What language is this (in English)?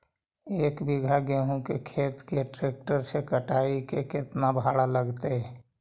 Magahi